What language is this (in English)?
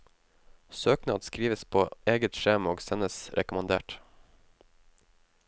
Norwegian